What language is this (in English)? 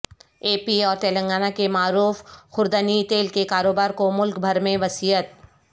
Urdu